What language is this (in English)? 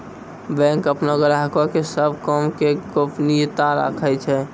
Maithili